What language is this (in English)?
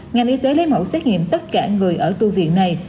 Vietnamese